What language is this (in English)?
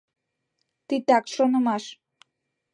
Mari